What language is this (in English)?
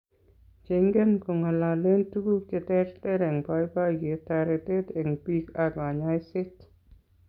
Kalenjin